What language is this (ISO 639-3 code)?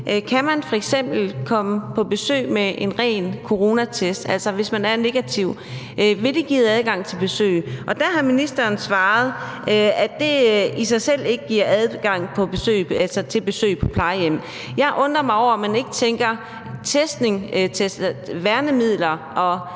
dan